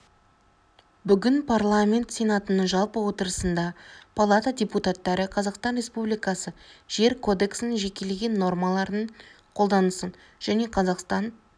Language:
Kazakh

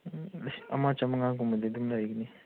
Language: Manipuri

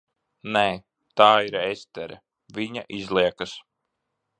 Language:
Latvian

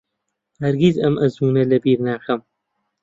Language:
Central Kurdish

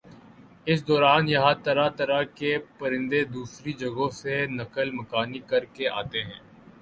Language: Urdu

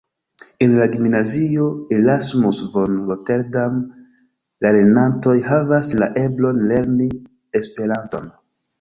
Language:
Esperanto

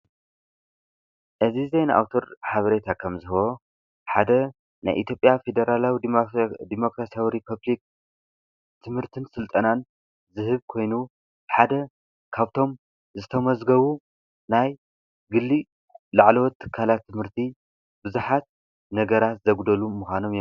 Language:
Tigrinya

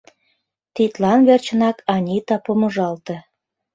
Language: Mari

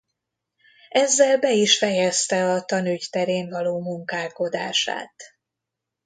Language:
Hungarian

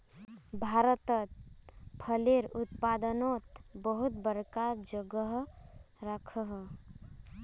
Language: Magahi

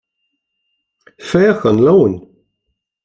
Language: Irish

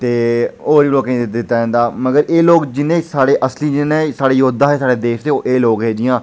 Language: Dogri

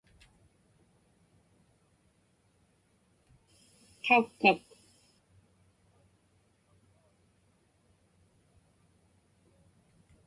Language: Inupiaq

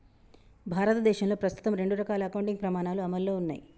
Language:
Telugu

